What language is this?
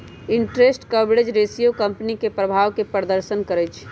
Magahi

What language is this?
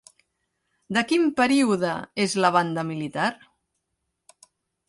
Catalan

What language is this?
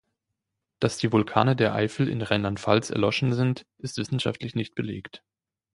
German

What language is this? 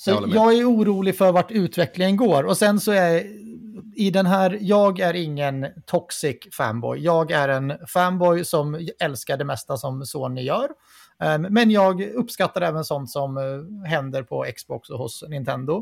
Swedish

